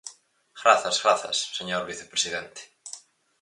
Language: Galician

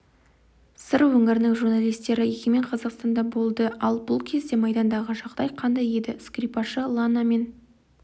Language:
Kazakh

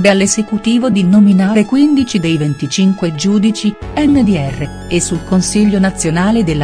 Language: Italian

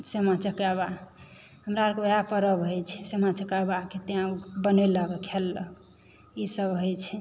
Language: Maithili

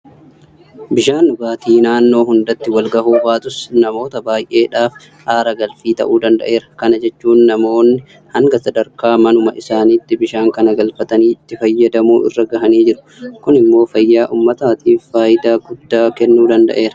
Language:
Oromo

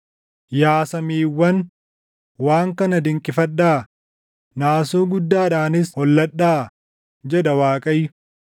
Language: Oromo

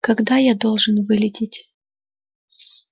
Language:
Russian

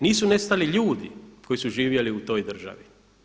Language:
Croatian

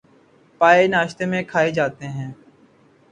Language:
Urdu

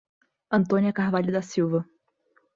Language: Portuguese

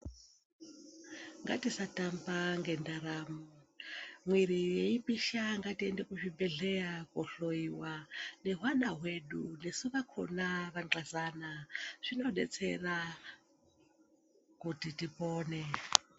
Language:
Ndau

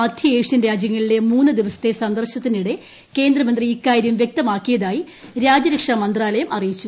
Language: Malayalam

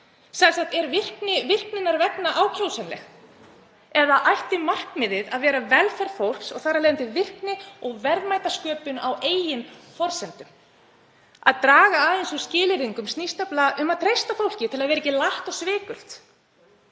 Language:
Icelandic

